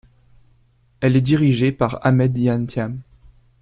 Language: French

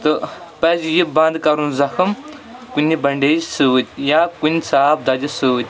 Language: Kashmiri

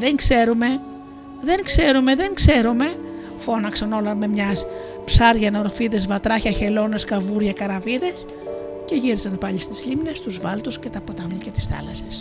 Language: Greek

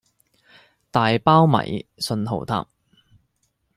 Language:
Cantonese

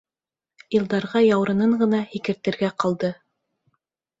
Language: Bashkir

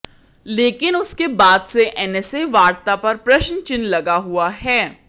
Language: Hindi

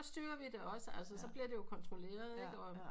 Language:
Danish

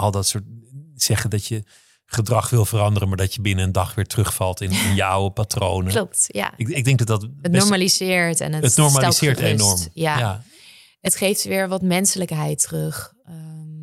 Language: Dutch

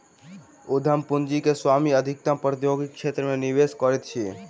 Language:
Maithili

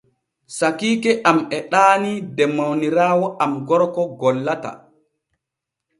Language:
Borgu Fulfulde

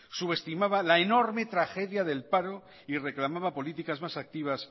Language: Spanish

